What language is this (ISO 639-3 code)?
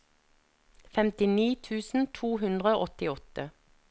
nor